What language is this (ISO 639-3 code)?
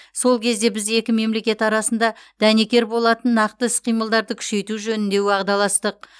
kaz